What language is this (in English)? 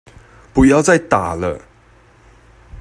Chinese